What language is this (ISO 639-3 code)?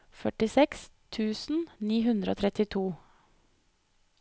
nor